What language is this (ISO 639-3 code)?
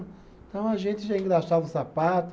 por